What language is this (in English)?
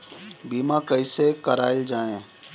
Bhojpuri